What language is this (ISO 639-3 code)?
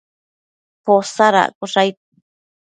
mcf